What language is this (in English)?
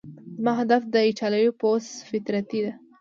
Pashto